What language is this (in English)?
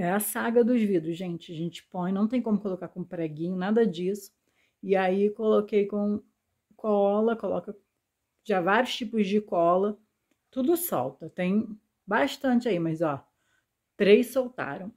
Portuguese